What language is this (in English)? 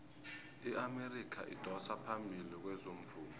South Ndebele